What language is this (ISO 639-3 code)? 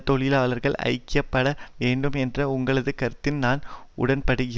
tam